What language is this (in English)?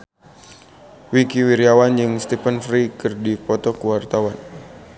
Sundanese